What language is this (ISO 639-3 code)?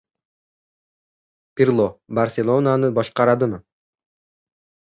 uzb